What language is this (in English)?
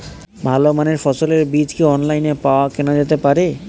Bangla